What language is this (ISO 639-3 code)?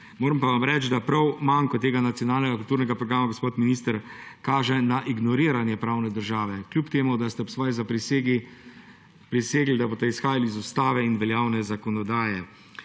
slv